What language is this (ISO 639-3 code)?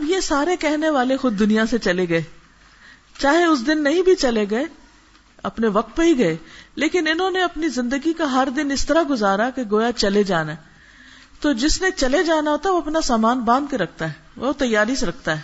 urd